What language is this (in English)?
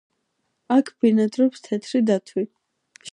Georgian